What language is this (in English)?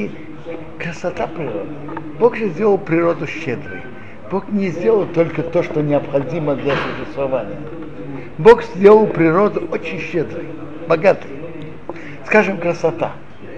Russian